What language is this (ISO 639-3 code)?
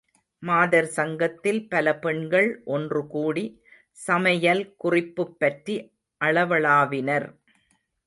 tam